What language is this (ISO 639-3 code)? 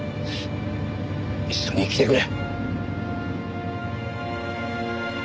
jpn